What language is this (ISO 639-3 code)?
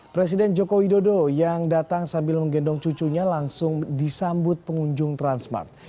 ind